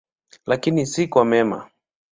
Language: Swahili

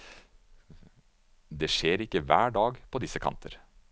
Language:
Norwegian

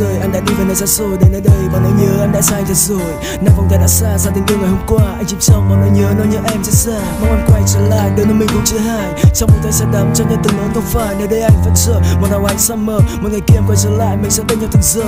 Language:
Vietnamese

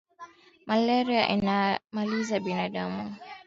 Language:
Swahili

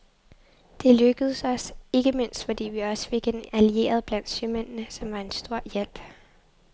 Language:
Danish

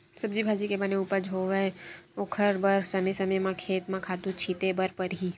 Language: Chhattisgarhi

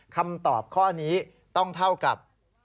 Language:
Thai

